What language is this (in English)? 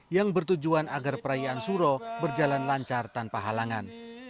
Indonesian